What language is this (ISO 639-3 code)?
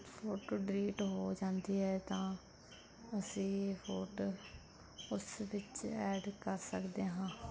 pan